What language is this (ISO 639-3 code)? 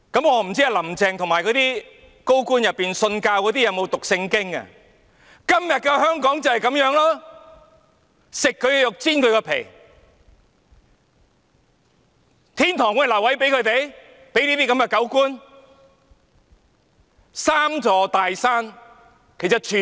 yue